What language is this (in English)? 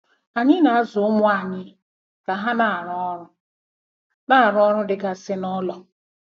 Igbo